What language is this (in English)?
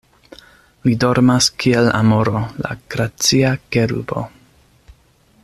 Esperanto